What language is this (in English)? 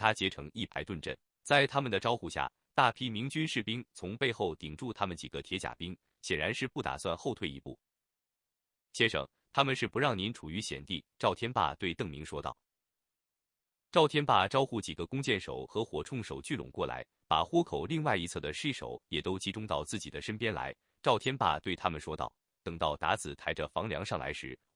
Chinese